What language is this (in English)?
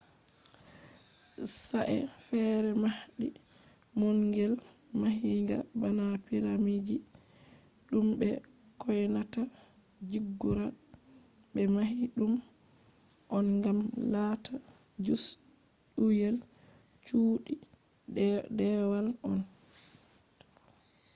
Fula